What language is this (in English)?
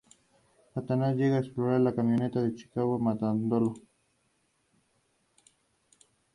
Spanish